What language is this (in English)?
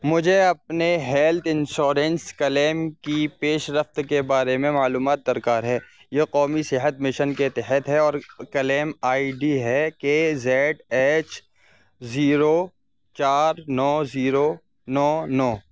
Urdu